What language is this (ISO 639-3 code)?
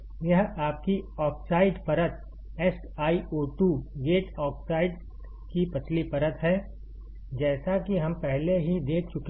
hin